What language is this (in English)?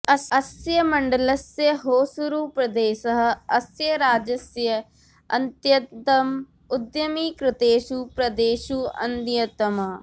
Sanskrit